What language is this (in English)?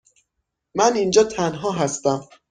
Persian